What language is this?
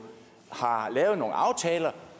Danish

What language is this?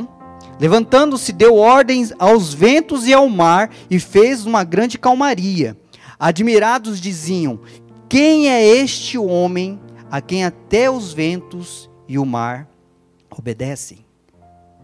Portuguese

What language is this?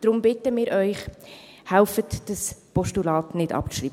Swiss German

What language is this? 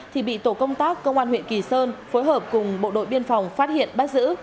Vietnamese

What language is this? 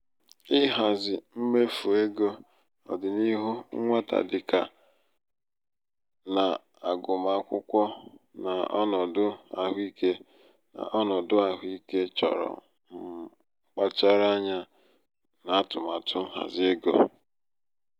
Igbo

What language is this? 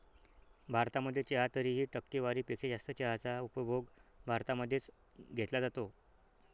Marathi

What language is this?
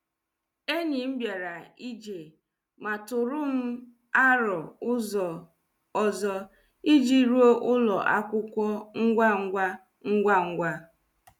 Igbo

